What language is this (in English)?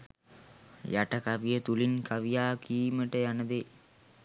Sinhala